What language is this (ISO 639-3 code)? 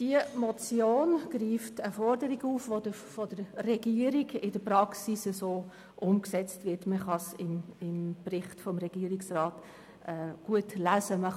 gsw